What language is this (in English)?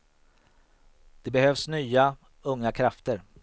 Swedish